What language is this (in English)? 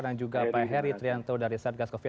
Indonesian